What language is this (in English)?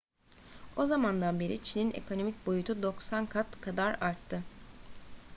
Turkish